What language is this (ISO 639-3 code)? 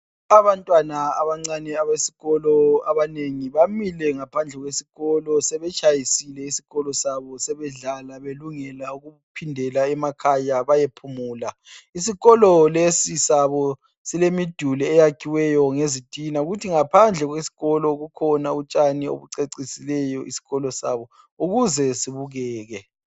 nde